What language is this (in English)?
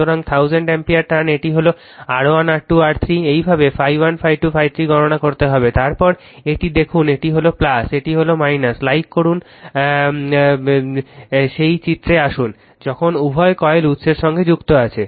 Bangla